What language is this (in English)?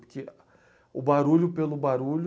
Portuguese